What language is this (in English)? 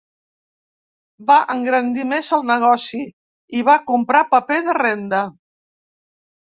Catalan